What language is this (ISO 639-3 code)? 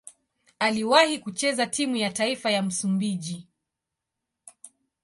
swa